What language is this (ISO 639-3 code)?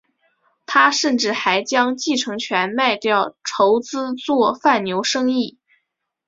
zho